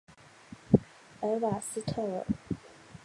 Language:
Chinese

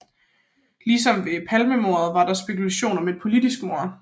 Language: Danish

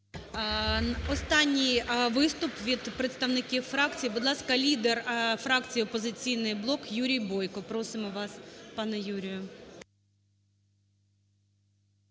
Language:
Ukrainian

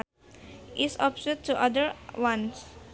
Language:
Sundanese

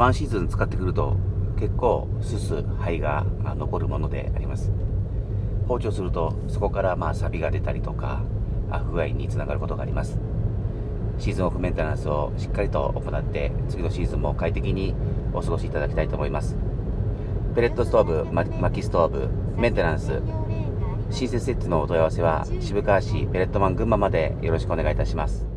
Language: Japanese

